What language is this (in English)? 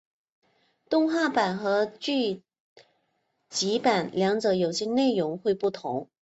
Chinese